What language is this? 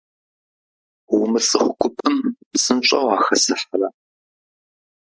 Kabardian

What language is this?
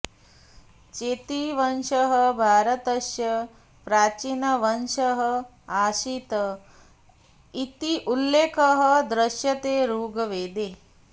Sanskrit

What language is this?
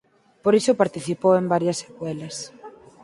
Galician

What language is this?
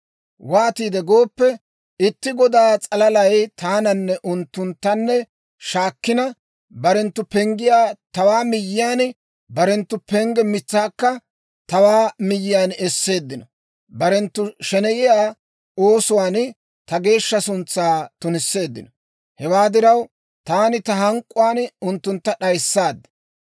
Dawro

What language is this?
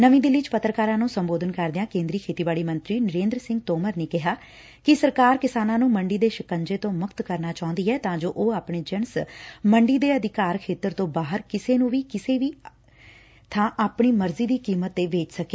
Punjabi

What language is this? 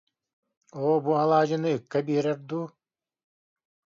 Yakut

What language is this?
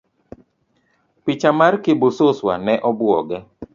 Luo (Kenya and Tanzania)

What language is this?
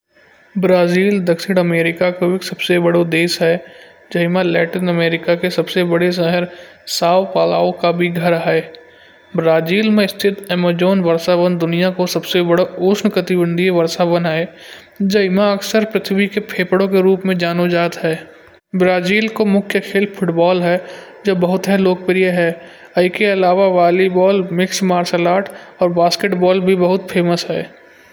Kanauji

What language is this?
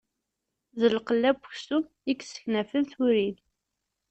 Kabyle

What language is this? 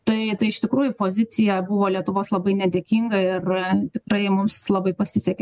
Lithuanian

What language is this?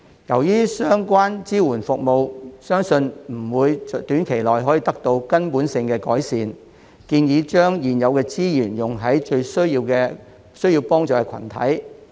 Cantonese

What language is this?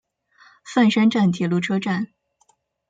Chinese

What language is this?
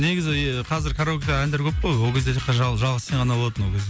Kazakh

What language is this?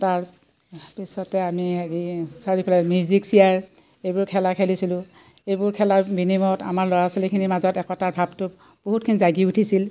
Assamese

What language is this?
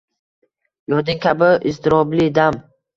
Uzbek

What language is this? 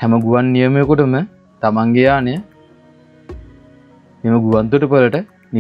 Indonesian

